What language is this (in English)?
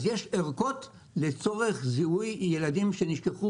Hebrew